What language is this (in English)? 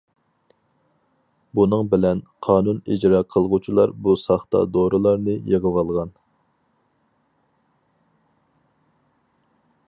Uyghur